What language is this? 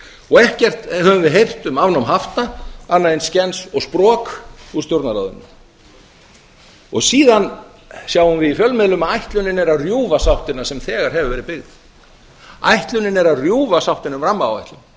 Icelandic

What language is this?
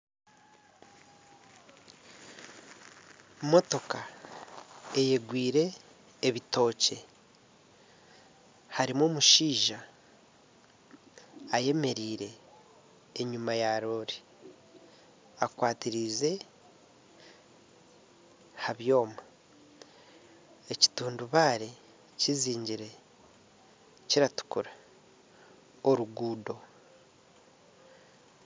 Nyankole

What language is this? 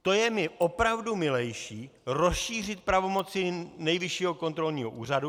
Czech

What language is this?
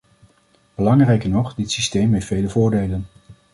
Dutch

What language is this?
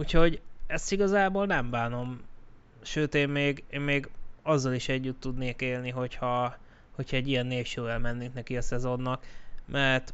Hungarian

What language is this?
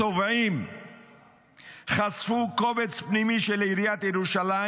Hebrew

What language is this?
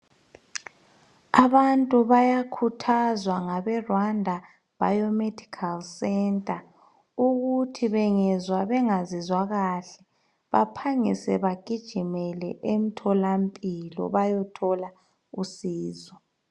North Ndebele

